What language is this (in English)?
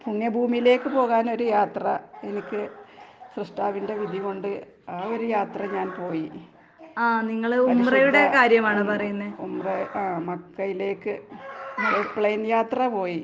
Malayalam